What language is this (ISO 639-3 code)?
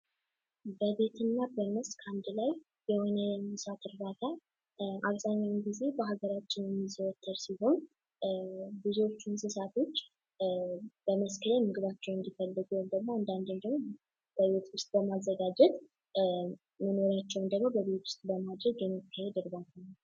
amh